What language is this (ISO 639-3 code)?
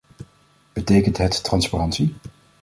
nld